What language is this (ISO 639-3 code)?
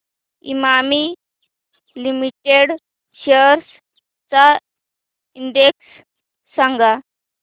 mar